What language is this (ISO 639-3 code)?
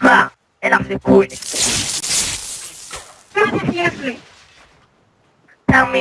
heb